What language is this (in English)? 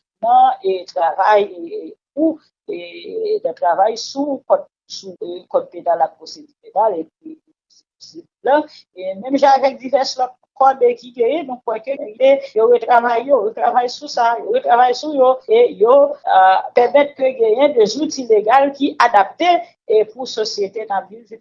French